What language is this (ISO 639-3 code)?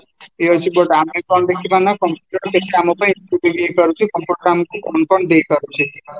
ori